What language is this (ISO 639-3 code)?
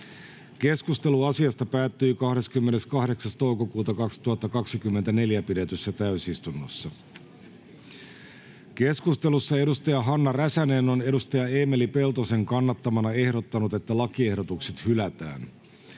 fin